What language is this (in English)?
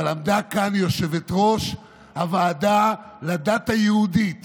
Hebrew